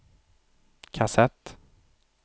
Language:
Swedish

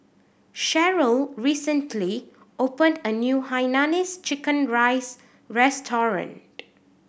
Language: English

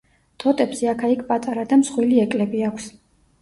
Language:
Georgian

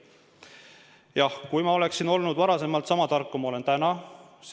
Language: Estonian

